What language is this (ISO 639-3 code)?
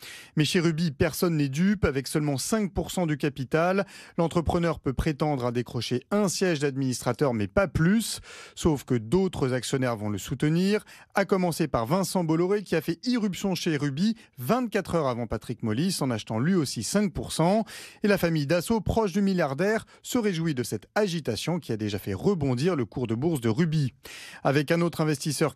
fra